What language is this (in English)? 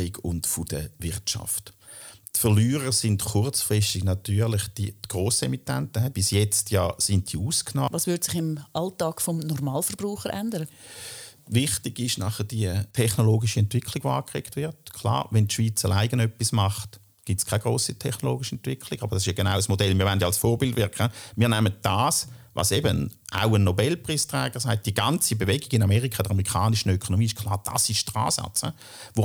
German